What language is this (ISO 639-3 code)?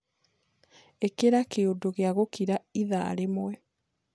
kik